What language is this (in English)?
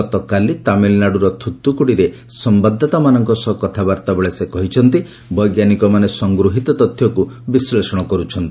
Odia